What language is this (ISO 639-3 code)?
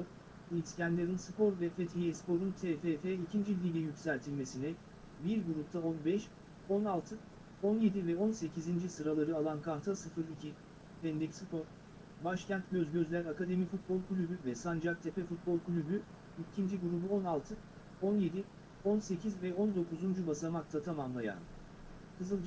tur